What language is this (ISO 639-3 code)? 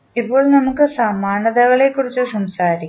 mal